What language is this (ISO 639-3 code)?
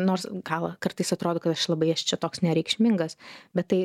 lit